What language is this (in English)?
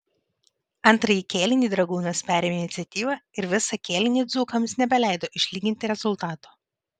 Lithuanian